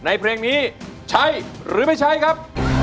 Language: Thai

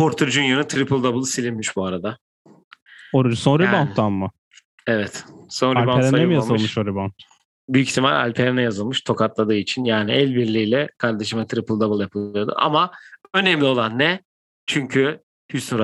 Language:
Turkish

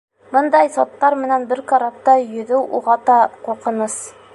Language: Bashkir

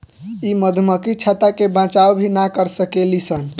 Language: Bhojpuri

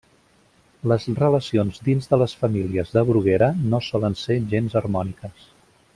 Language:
Catalan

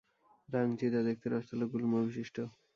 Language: Bangla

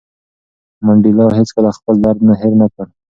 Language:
Pashto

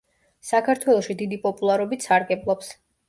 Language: Georgian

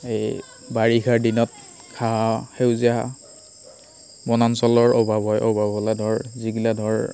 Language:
Assamese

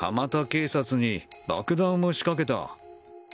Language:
Japanese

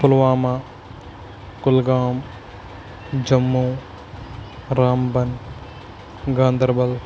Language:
Kashmiri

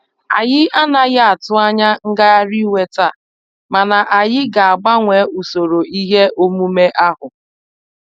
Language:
Igbo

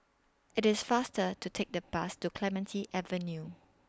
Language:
English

